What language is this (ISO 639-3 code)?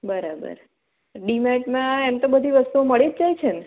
guj